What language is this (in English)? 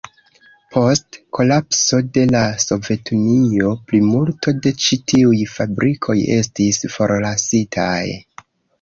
Esperanto